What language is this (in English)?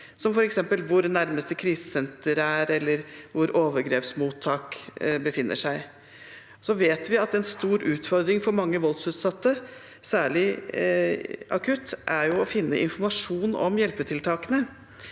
Norwegian